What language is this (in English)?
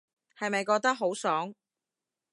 Cantonese